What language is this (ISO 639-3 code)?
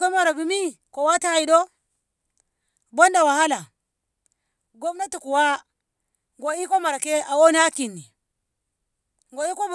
nbh